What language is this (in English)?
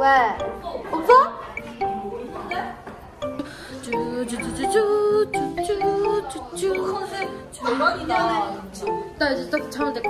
Korean